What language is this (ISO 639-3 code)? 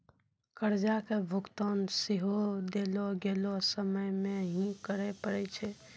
mai